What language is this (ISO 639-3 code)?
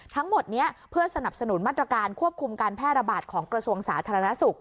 tha